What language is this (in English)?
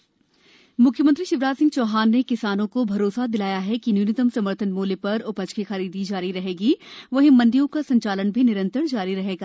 Hindi